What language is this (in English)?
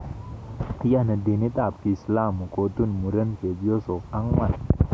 Kalenjin